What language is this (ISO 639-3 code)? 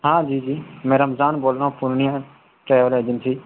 urd